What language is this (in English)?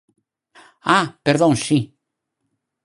Galician